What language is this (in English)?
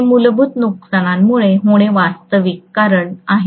Marathi